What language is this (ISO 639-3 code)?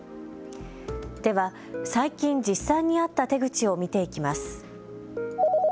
jpn